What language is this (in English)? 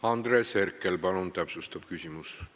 Estonian